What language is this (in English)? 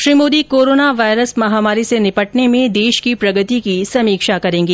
Hindi